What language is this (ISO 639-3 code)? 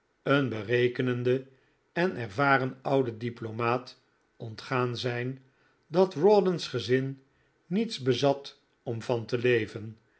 nld